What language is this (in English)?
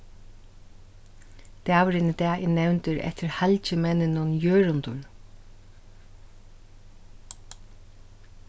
Faroese